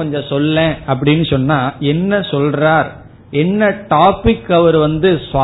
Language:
Tamil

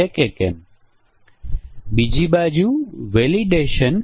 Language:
Gujarati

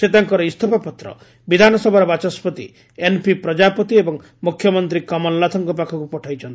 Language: Odia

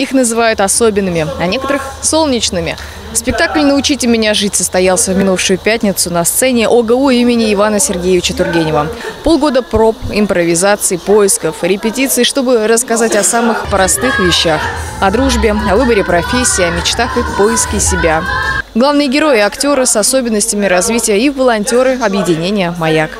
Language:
Russian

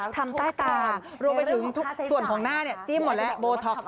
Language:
Thai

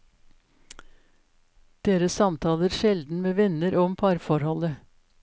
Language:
Norwegian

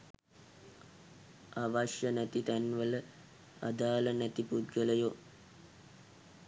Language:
Sinhala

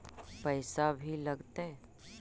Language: Magahi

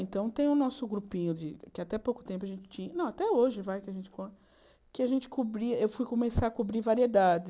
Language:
Portuguese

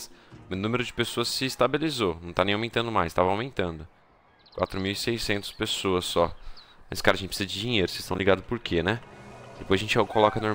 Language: Portuguese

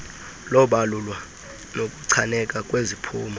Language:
Xhosa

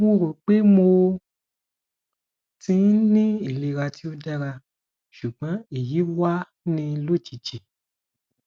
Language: Yoruba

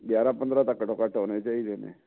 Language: Punjabi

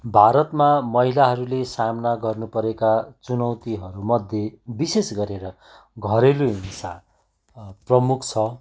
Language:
Nepali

